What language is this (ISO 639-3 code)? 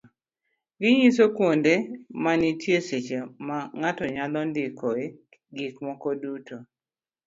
luo